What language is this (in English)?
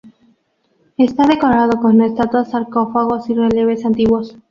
Spanish